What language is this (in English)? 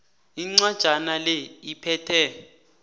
South Ndebele